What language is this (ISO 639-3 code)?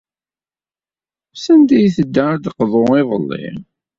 kab